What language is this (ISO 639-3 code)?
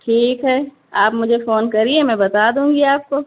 urd